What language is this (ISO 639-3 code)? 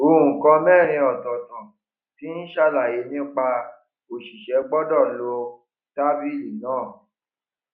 yor